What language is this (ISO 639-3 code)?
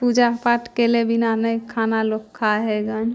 mai